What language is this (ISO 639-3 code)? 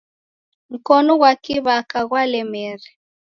dav